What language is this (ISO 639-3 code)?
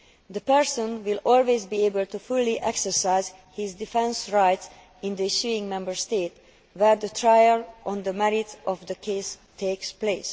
eng